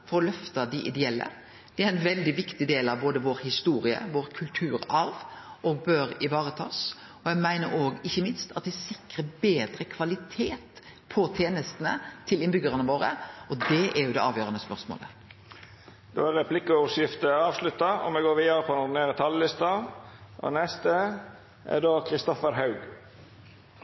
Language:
Norwegian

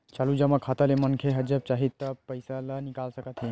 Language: Chhattisgarhi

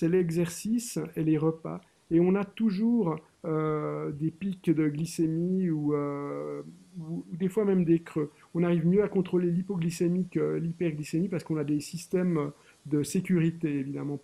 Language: French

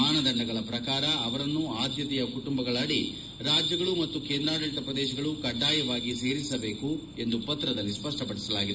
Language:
Kannada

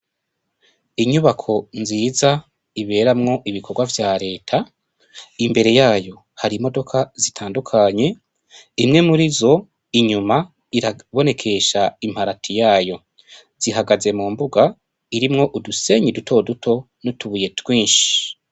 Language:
Rundi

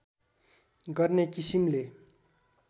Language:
Nepali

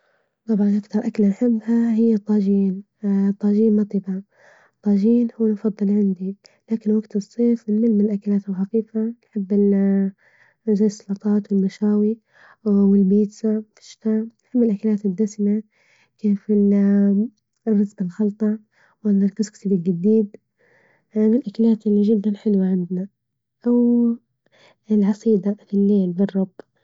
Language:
Libyan Arabic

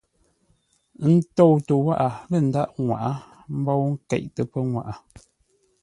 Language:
Ngombale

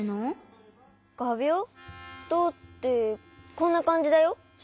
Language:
Japanese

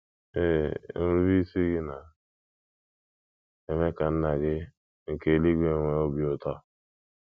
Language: Igbo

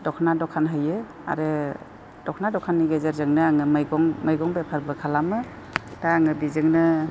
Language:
Bodo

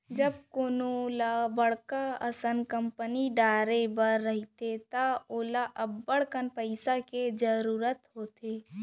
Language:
Chhattisgarhi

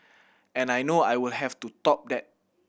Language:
English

